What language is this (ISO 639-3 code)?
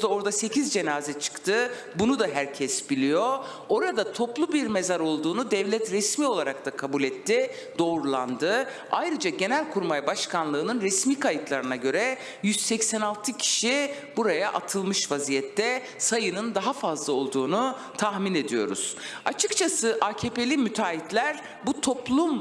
tur